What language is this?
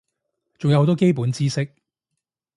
Cantonese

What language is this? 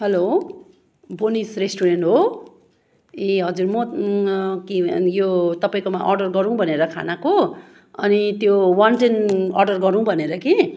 Nepali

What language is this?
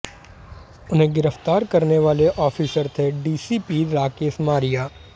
Hindi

